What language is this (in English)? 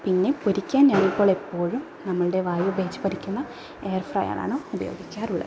Malayalam